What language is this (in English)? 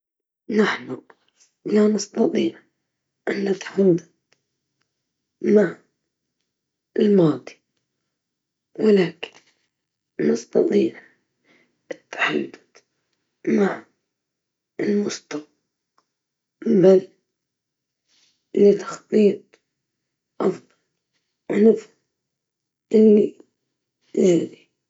Libyan Arabic